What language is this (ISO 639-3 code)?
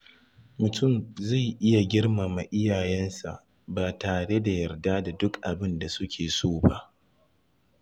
hau